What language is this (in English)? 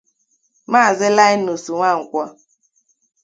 Igbo